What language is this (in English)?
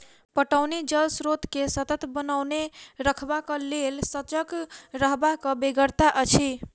Maithili